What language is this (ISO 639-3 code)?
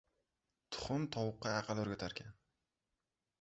uzb